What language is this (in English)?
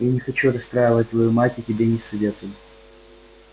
Russian